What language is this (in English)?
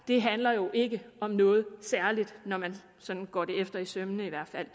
Danish